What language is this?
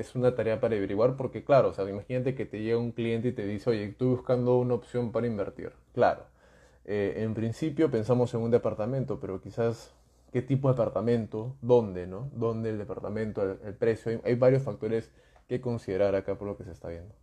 Spanish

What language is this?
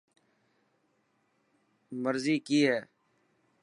Dhatki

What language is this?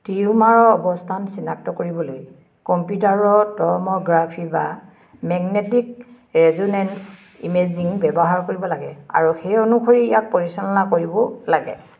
Assamese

